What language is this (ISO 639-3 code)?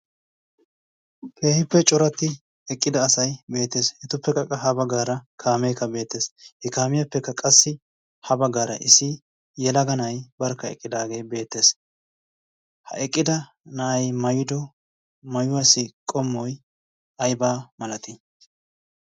wal